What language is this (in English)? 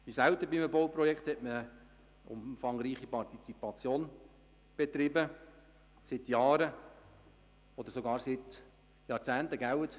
Swiss German